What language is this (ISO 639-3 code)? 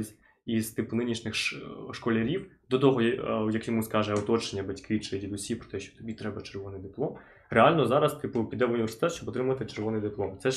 ukr